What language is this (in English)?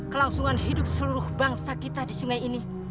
Indonesian